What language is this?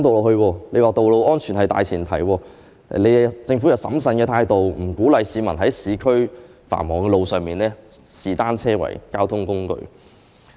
Cantonese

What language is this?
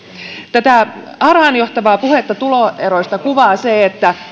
Finnish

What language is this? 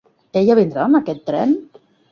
Catalan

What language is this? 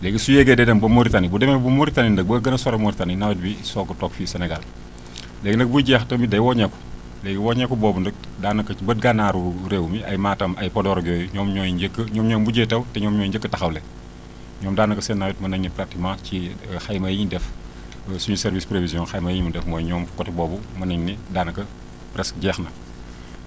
Wolof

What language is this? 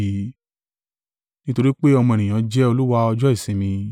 Yoruba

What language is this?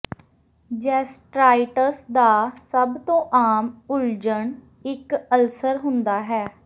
Punjabi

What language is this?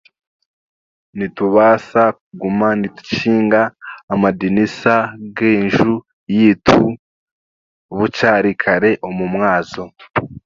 Chiga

